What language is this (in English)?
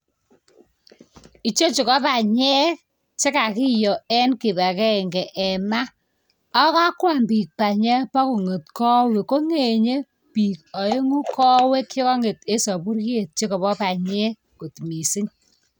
Kalenjin